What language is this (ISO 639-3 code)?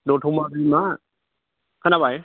brx